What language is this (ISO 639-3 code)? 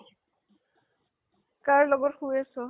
asm